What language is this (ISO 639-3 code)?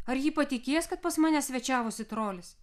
lit